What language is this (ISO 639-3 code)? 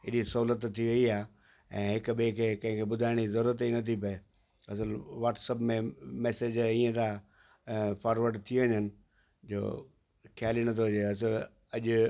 snd